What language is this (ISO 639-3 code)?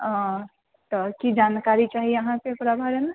mai